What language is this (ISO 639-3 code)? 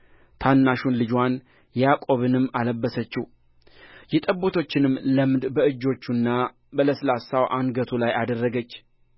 amh